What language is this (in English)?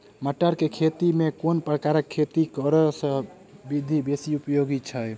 Maithili